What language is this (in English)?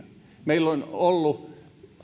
Finnish